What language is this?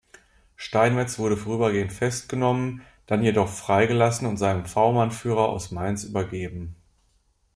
German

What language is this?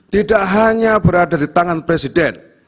Indonesian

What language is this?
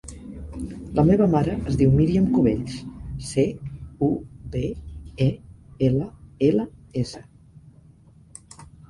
Catalan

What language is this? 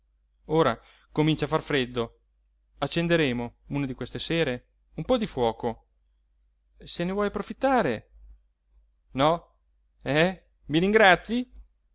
Italian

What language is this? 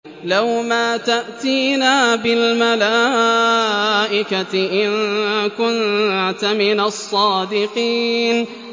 Arabic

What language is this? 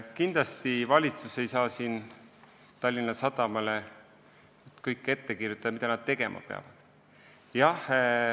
Estonian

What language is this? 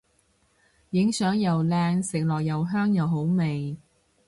Cantonese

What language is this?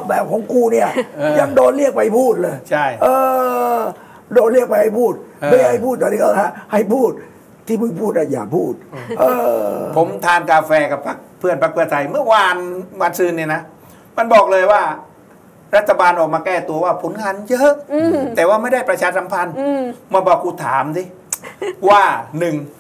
Thai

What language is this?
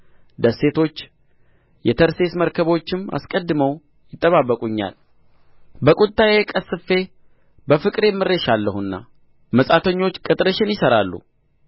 Amharic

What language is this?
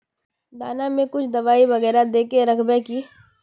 Magahi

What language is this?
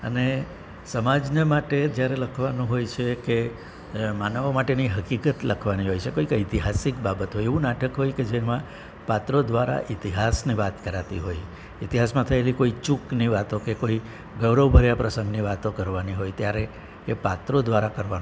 Gujarati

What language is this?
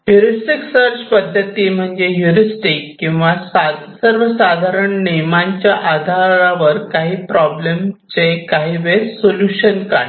Marathi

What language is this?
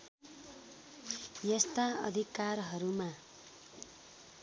Nepali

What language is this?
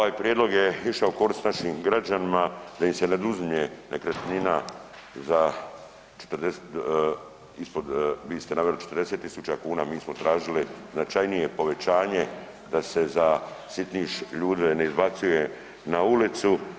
Croatian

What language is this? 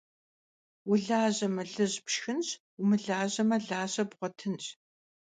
Kabardian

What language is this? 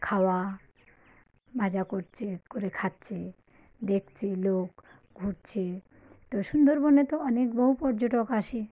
Bangla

